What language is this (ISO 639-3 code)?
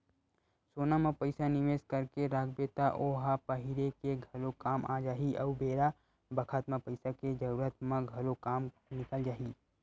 hne